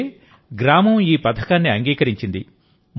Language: Telugu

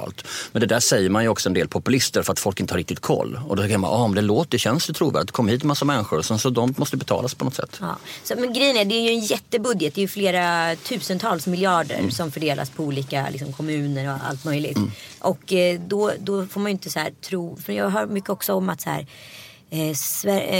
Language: Swedish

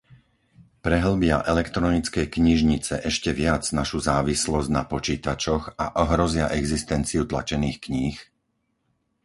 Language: Slovak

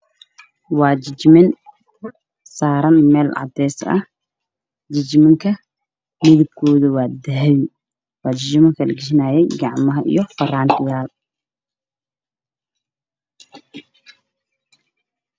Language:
Somali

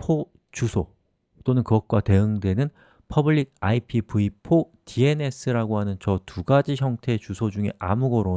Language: Korean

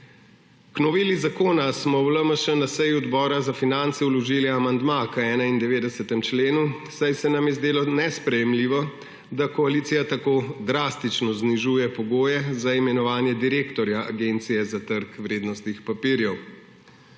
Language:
Slovenian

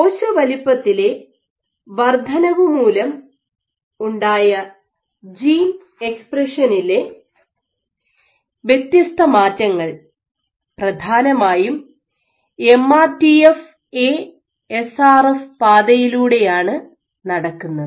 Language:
Malayalam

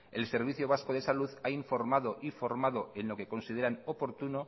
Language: Spanish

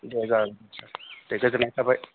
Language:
Bodo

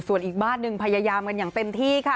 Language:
Thai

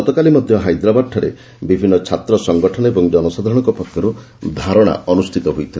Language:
Odia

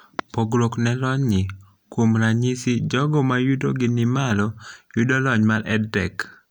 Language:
Luo (Kenya and Tanzania)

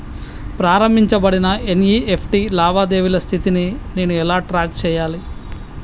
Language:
Telugu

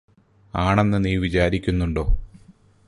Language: Malayalam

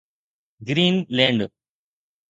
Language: Sindhi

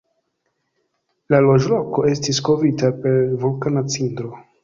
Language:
Esperanto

